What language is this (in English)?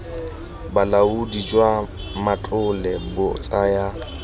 Tswana